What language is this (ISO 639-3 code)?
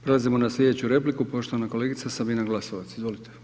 hrv